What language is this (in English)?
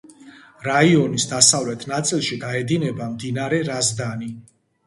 Georgian